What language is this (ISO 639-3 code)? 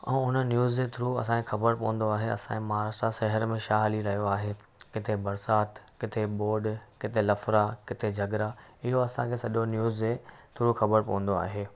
snd